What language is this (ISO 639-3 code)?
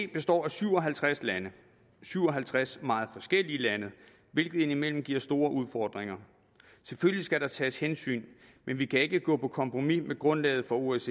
dan